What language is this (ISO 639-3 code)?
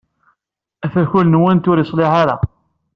kab